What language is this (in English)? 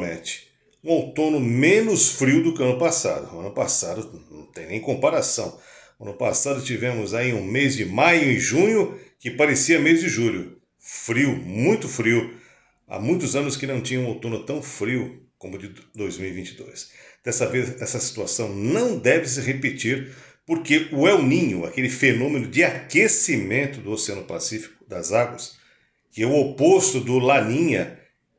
Portuguese